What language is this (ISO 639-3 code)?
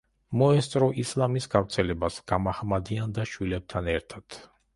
kat